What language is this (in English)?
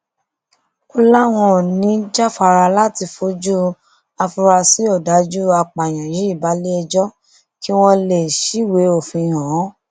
Yoruba